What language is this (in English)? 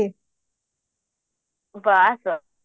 Odia